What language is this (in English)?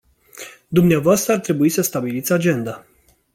Romanian